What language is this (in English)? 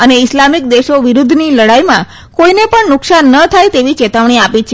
Gujarati